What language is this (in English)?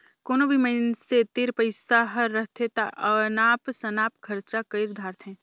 Chhattisgarhi